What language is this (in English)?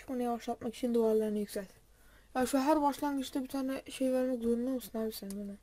Turkish